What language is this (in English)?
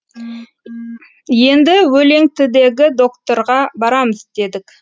Kazakh